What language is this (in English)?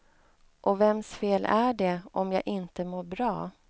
Swedish